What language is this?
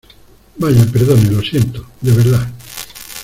Spanish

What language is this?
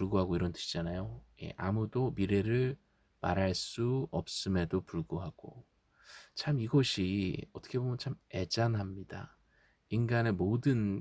Korean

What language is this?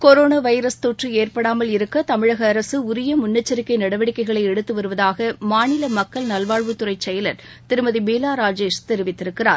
Tamil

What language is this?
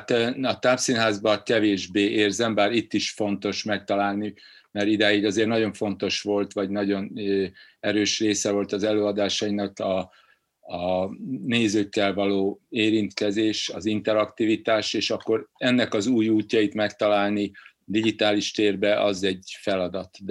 Hungarian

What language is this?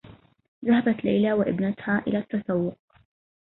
Arabic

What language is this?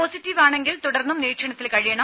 Malayalam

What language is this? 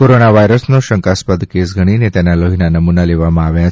Gujarati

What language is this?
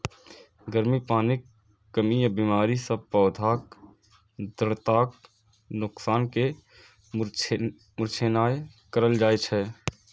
Maithili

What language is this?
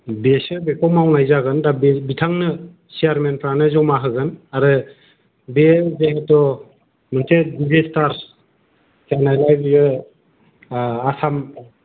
Bodo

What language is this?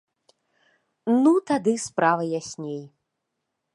Belarusian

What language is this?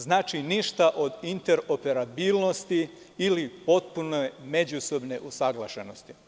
Serbian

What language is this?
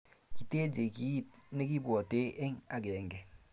Kalenjin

